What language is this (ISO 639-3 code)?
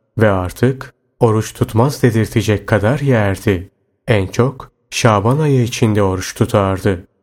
tur